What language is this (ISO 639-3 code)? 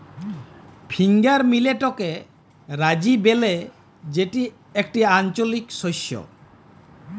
ben